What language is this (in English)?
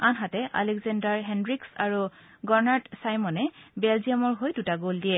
Assamese